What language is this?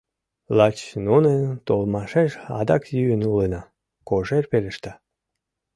Mari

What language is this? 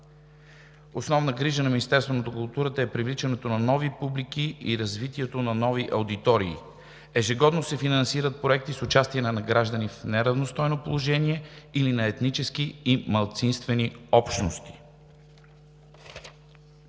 Bulgarian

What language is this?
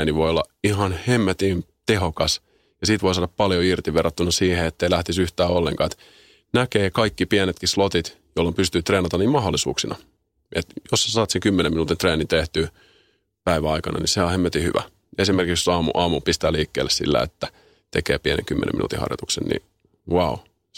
Finnish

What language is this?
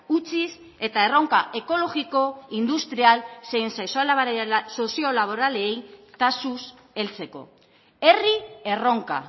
Basque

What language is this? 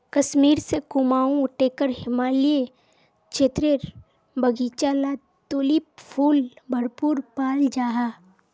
Magahi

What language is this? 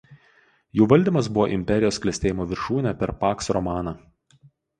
Lithuanian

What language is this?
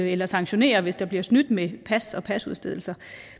Danish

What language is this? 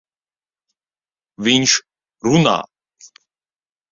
Latvian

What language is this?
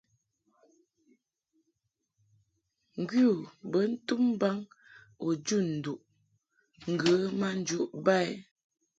Mungaka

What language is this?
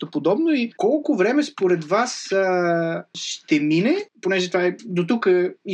Bulgarian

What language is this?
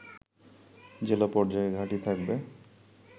Bangla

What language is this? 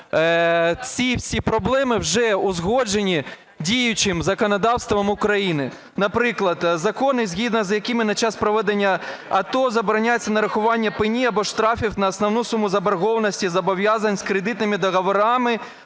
Ukrainian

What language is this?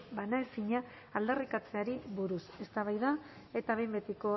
Basque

